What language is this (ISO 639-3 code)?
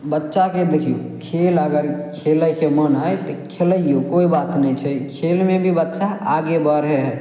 mai